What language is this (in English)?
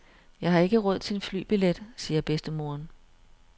Danish